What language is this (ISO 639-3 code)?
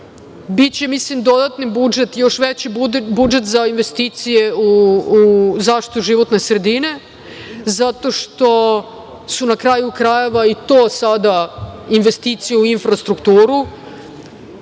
srp